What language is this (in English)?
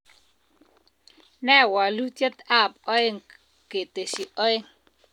Kalenjin